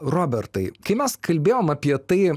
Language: Lithuanian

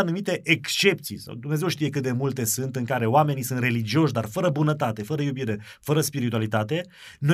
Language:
Romanian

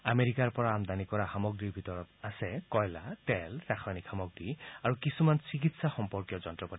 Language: Assamese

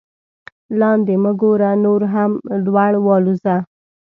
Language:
Pashto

